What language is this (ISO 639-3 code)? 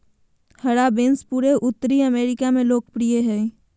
mag